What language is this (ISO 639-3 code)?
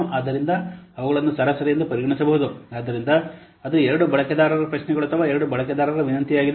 kan